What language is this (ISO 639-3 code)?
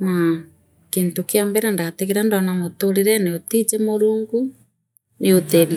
mer